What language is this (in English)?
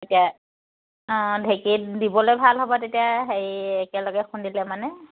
Assamese